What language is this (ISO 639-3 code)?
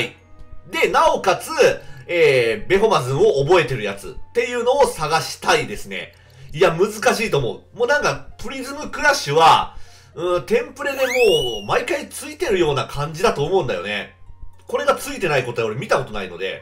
jpn